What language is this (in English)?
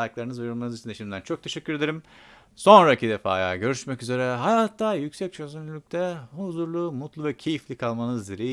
Turkish